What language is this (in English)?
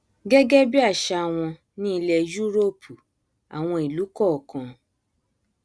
Yoruba